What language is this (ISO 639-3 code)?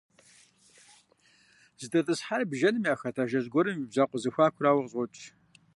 kbd